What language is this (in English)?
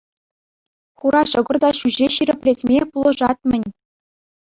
Chuvash